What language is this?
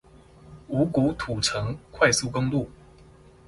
Chinese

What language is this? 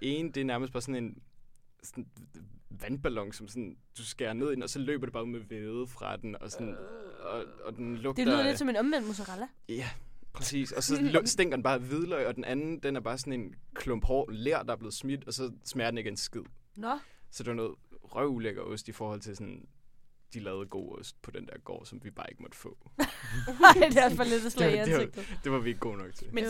Danish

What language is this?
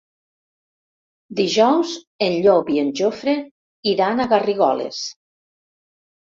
Catalan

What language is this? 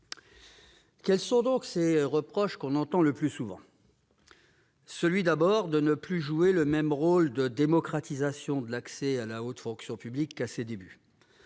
French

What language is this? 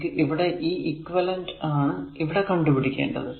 Malayalam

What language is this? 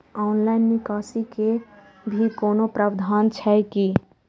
Maithili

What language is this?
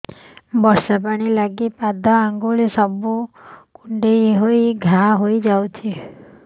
Odia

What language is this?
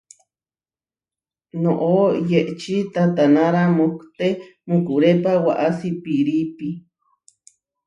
Huarijio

